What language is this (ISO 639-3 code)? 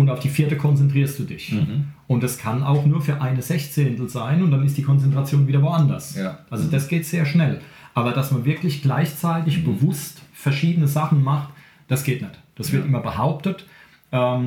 deu